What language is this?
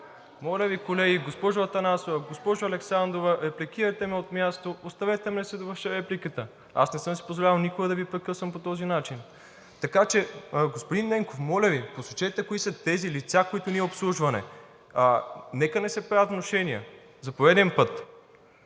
Bulgarian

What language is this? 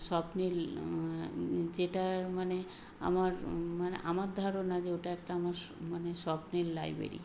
Bangla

